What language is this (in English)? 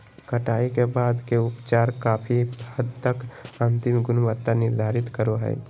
Magahi